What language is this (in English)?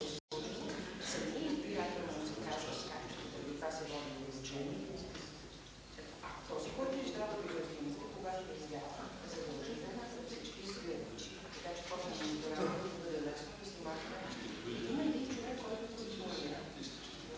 Bulgarian